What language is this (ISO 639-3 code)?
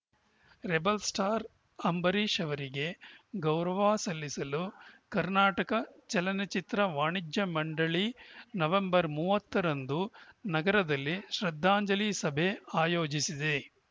kan